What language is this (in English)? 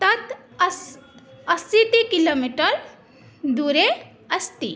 Sanskrit